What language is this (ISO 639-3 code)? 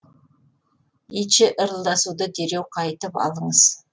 kaz